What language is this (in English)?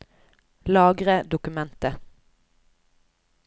Norwegian